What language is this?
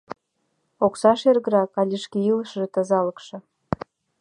Mari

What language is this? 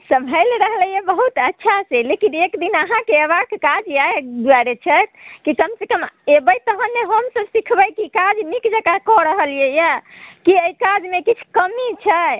Maithili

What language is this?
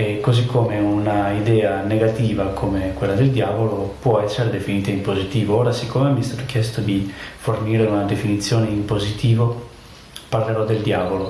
Italian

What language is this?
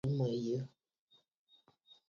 Bafut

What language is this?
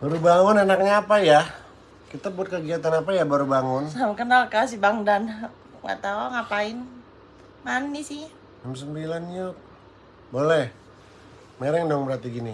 Indonesian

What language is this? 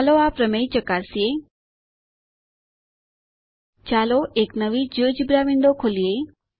Gujarati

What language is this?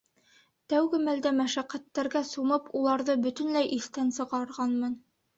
Bashkir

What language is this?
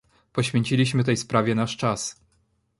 Polish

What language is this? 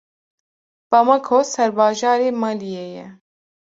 Kurdish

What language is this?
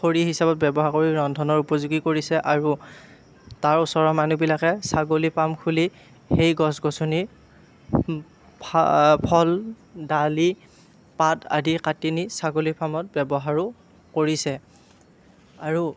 Assamese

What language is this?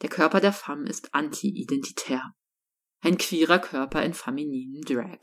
German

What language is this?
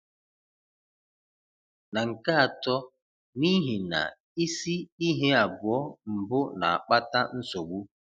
Igbo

